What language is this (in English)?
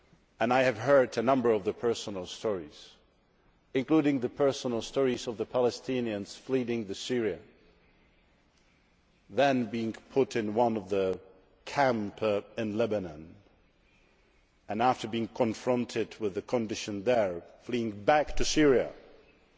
English